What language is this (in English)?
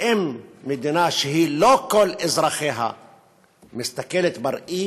Hebrew